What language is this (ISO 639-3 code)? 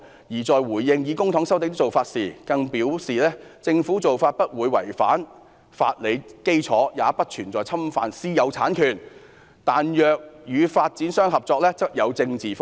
yue